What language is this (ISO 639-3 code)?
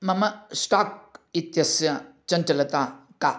san